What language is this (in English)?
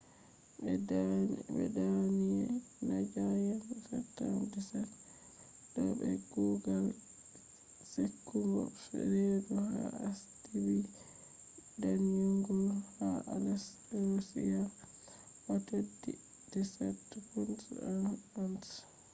Fula